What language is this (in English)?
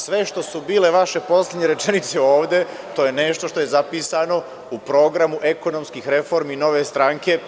Serbian